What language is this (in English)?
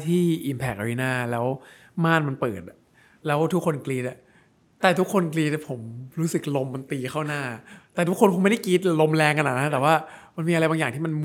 Thai